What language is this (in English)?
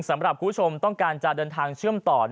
Thai